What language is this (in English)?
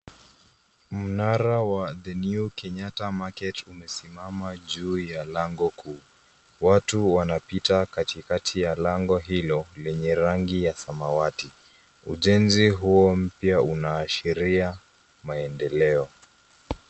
Swahili